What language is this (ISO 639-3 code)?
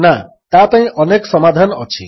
ori